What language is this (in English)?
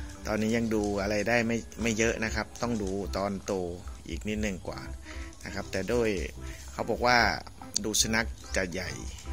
Thai